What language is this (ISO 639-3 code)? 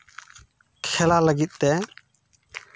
sat